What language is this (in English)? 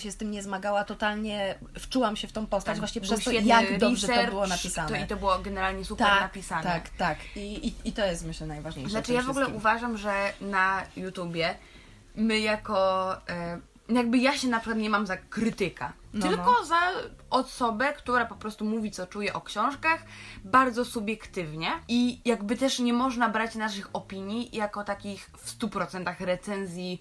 Polish